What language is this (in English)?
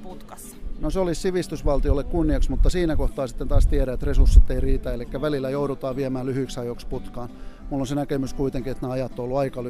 Finnish